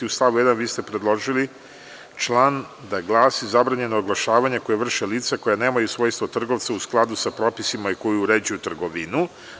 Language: Serbian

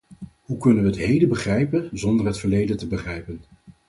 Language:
Dutch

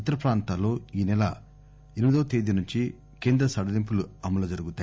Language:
Telugu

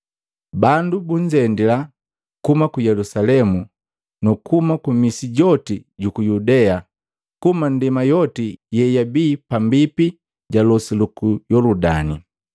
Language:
Matengo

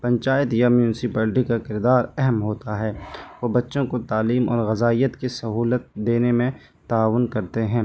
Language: Urdu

